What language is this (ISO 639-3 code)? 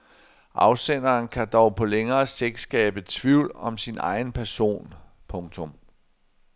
dan